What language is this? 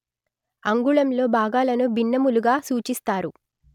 Telugu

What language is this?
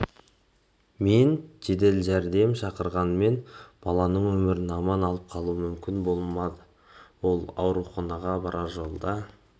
Kazakh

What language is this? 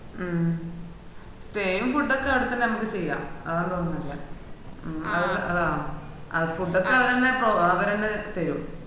Malayalam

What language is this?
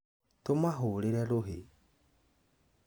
Kikuyu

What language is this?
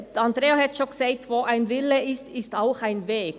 Swiss German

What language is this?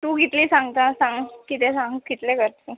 Konkani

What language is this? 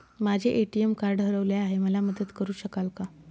Marathi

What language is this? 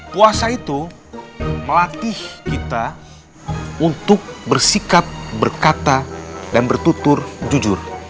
Indonesian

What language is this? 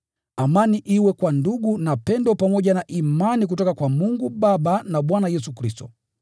Swahili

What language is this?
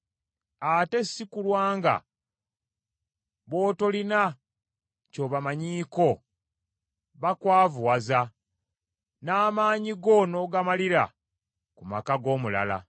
Ganda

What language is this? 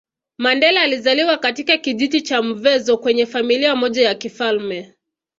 Swahili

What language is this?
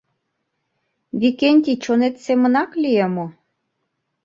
Mari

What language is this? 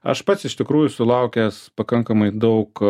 Lithuanian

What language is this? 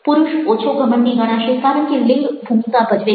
Gujarati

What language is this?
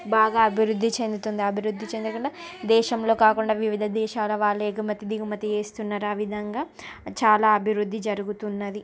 Telugu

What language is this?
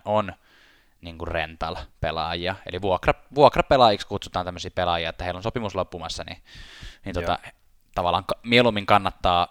Finnish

